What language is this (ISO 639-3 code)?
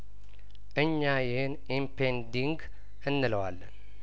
amh